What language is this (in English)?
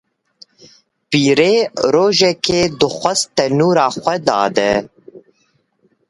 Kurdish